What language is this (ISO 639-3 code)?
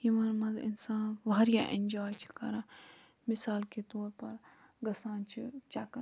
kas